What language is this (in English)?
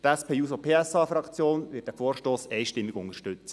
Swiss German